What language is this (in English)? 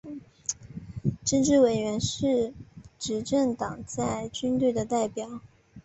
Chinese